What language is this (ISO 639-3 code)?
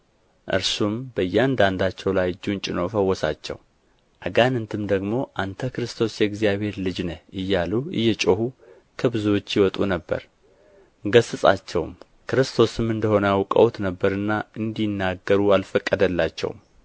amh